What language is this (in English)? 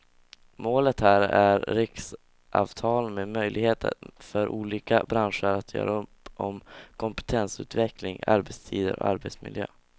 Swedish